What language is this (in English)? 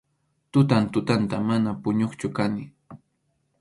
Arequipa-La Unión Quechua